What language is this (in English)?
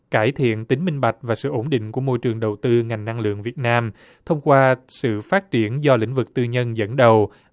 Vietnamese